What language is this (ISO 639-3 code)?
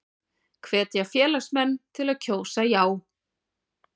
isl